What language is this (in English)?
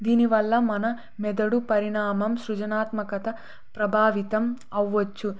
Telugu